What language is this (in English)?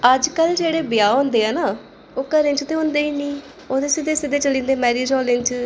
Dogri